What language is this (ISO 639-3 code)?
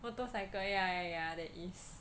eng